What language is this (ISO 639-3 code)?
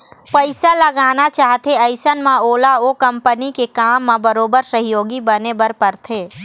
hne